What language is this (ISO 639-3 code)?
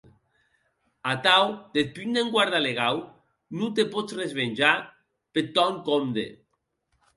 oci